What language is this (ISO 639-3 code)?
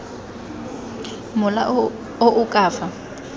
tsn